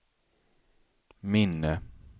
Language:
Swedish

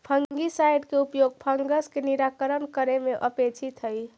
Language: Magahi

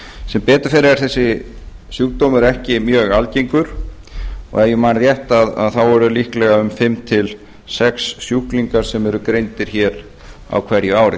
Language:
Icelandic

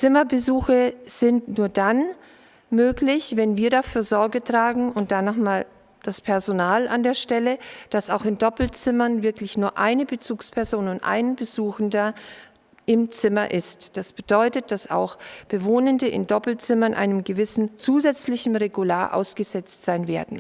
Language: German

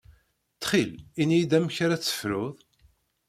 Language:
Kabyle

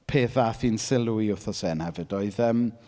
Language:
Welsh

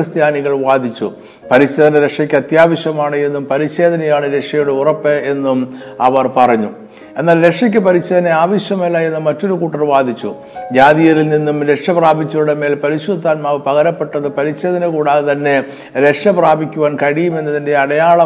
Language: Malayalam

